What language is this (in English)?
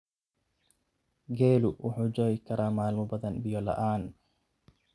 Somali